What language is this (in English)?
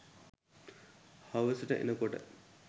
Sinhala